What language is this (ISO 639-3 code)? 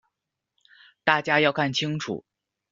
zho